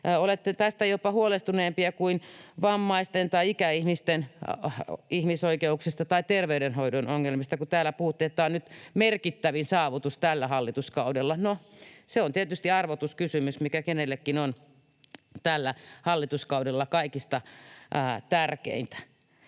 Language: Finnish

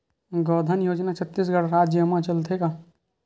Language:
Chhattisgarhi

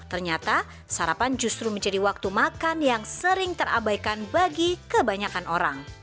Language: Indonesian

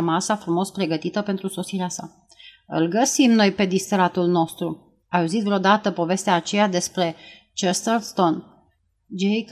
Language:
Romanian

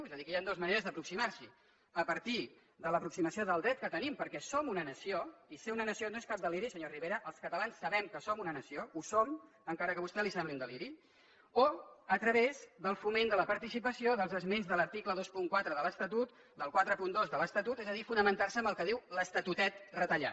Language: Catalan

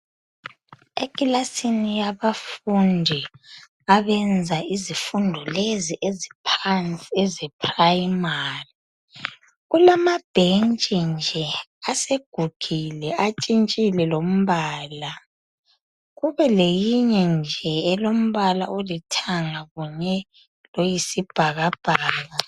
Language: North Ndebele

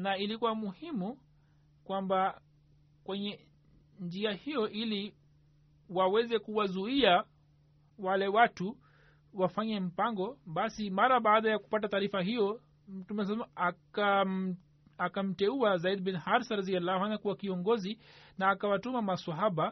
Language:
Swahili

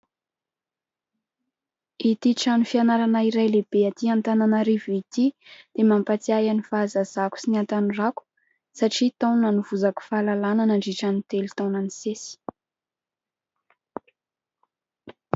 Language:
Malagasy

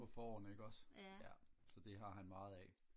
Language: Danish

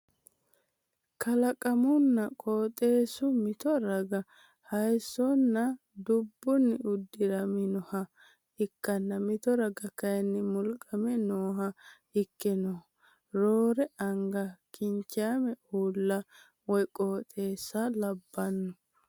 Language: Sidamo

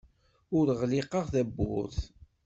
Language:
Kabyle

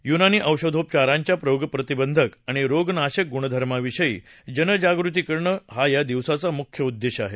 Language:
Marathi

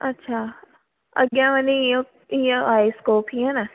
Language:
Sindhi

